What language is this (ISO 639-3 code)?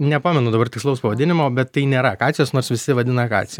lit